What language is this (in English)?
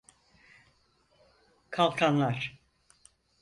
Turkish